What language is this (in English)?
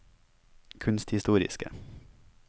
Norwegian